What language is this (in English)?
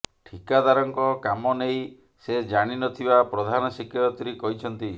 Odia